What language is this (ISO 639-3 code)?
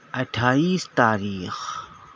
urd